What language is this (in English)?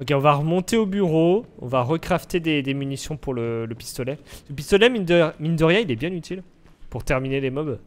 French